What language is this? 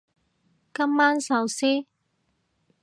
Cantonese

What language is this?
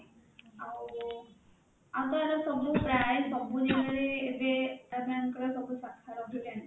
Odia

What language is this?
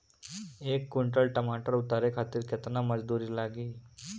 Bhojpuri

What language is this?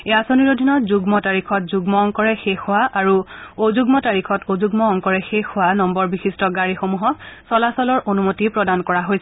Assamese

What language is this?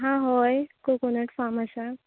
Konkani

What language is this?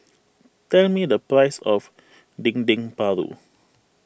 English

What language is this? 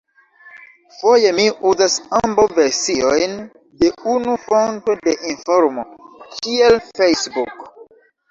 Esperanto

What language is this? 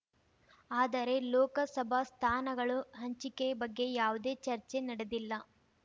Kannada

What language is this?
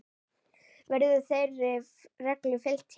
Icelandic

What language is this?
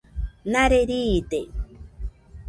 Nüpode Huitoto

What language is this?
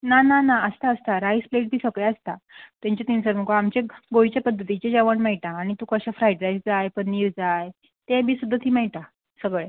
Konkani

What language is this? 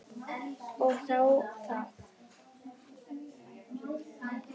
Icelandic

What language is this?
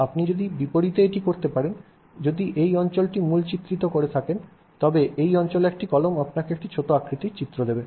Bangla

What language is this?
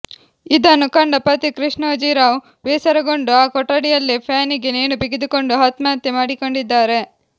Kannada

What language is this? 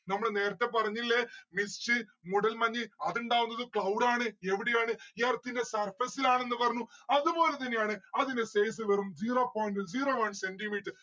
Malayalam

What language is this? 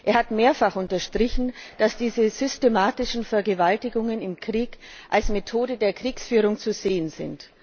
German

